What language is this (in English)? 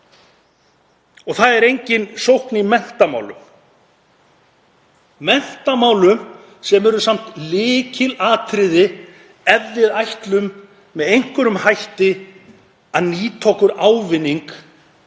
Icelandic